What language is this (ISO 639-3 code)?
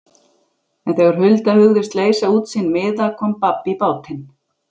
isl